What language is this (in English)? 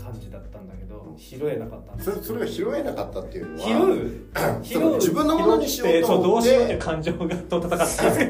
Japanese